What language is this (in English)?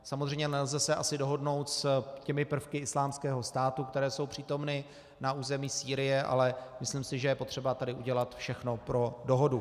Czech